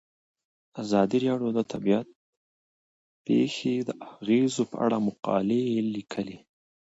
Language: Pashto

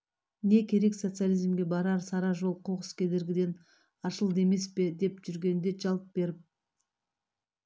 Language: Kazakh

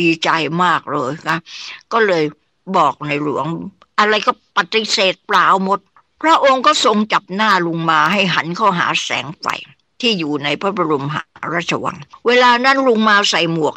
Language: Thai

